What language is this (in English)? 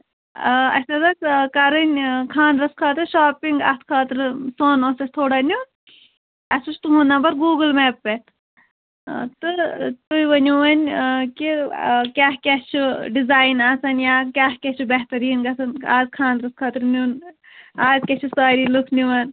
Kashmiri